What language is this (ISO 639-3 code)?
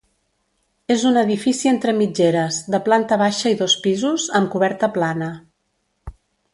cat